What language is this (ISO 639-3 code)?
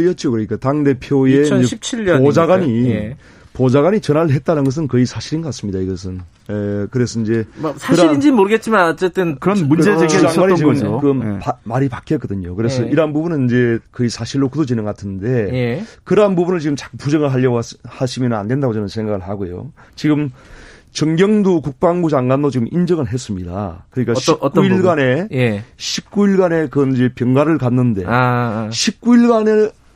kor